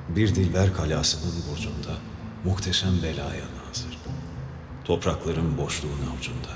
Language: Turkish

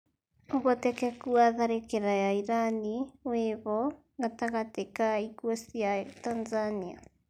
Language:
Kikuyu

